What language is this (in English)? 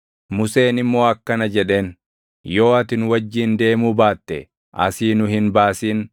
Oromo